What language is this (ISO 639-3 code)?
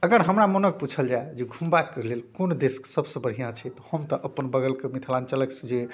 mai